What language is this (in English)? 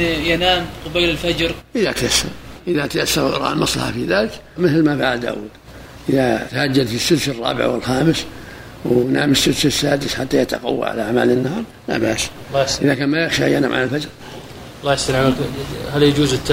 Arabic